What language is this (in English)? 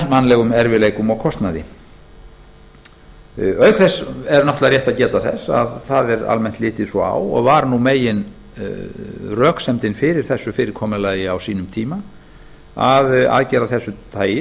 Icelandic